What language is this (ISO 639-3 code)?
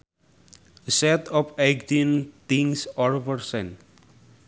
sun